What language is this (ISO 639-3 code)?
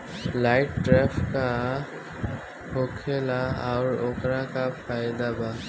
bho